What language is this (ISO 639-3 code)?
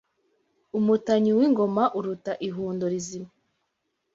kin